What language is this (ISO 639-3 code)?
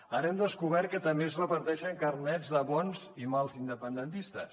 cat